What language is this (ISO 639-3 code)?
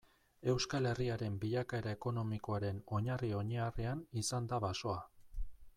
eus